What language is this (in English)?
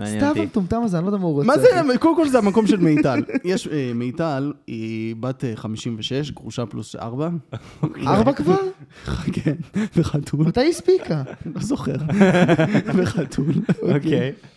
Hebrew